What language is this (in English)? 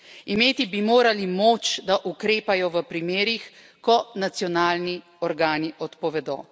Slovenian